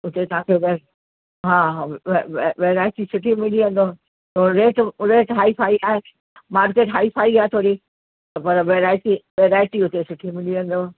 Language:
Sindhi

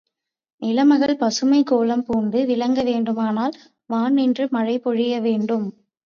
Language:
Tamil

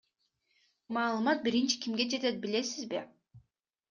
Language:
Kyrgyz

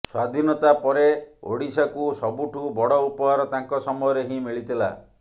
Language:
Odia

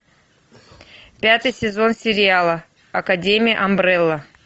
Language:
Russian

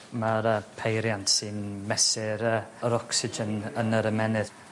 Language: Welsh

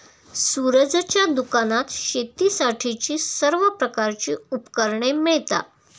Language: Marathi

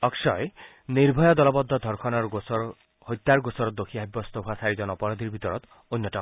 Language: Assamese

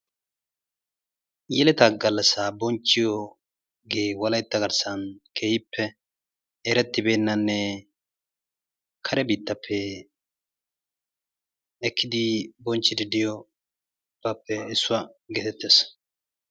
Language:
Wolaytta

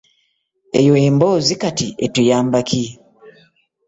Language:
Ganda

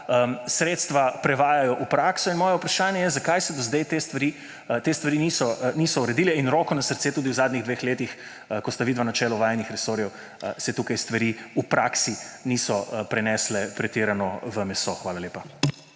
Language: Slovenian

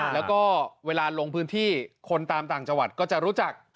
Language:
Thai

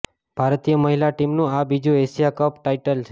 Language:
Gujarati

